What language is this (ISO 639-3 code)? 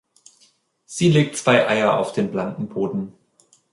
deu